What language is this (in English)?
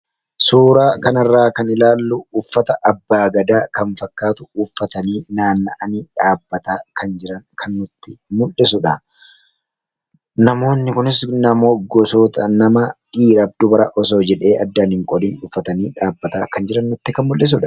Oromo